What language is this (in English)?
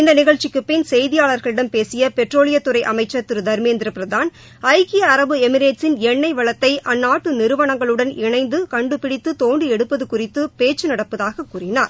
Tamil